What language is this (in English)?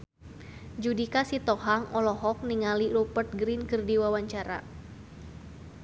Sundanese